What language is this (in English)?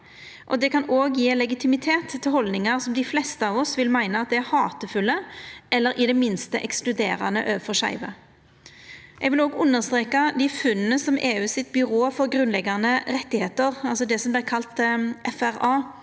Norwegian